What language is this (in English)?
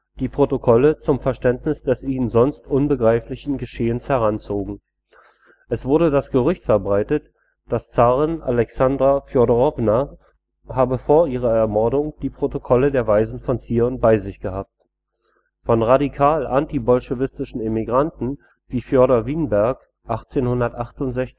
German